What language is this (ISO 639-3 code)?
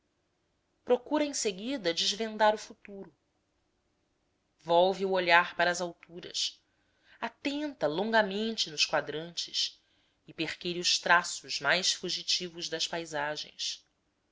por